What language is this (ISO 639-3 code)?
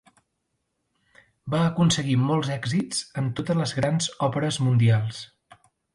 cat